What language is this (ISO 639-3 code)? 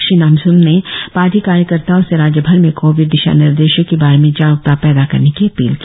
hin